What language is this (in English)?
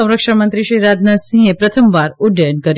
Gujarati